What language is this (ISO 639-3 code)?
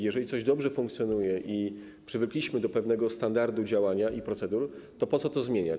pol